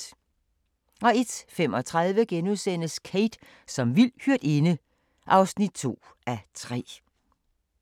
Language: Danish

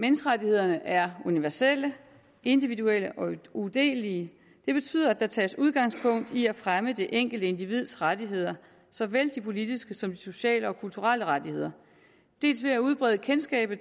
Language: Danish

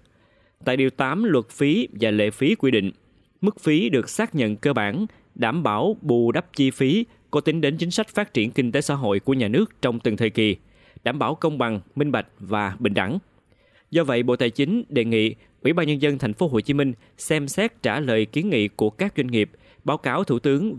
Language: Vietnamese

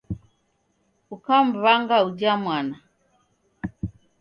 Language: Taita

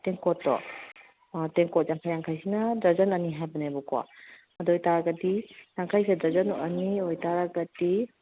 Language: Manipuri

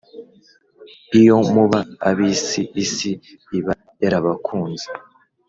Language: Kinyarwanda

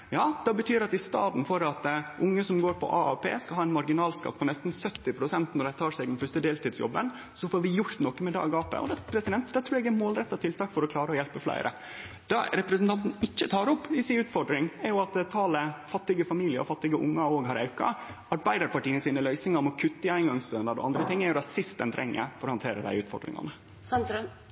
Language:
Norwegian Nynorsk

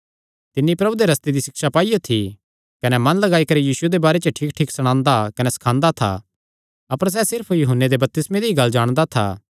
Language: Kangri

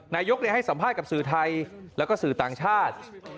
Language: Thai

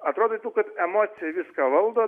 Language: Lithuanian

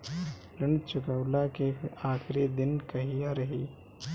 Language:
Bhojpuri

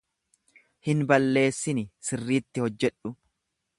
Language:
Oromo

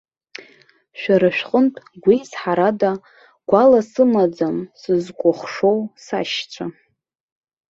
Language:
Abkhazian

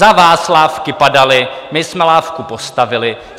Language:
Czech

